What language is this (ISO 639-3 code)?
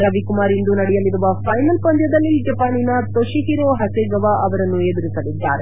kan